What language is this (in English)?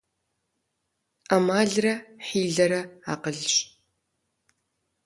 Kabardian